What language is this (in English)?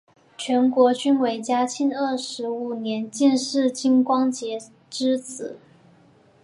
Chinese